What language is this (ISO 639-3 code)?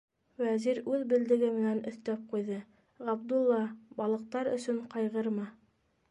bak